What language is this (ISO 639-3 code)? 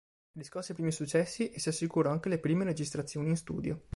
ita